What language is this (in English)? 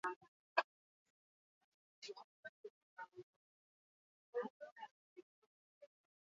Basque